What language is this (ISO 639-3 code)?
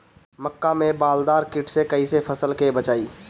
bho